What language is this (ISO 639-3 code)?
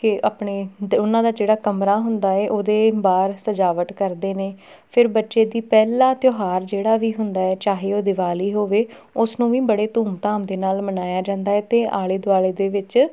pan